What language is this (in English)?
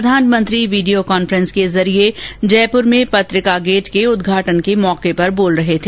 Hindi